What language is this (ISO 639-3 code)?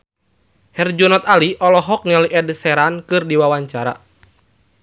sun